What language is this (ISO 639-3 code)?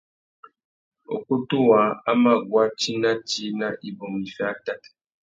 bag